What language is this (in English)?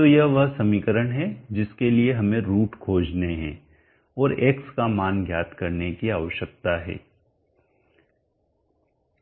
Hindi